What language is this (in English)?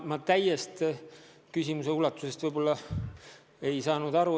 Estonian